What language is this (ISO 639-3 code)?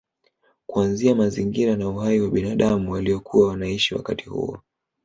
swa